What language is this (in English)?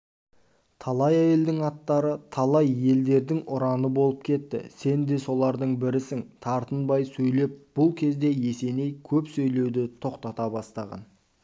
Kazakh